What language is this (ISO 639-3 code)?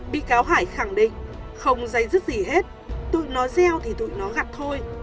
vie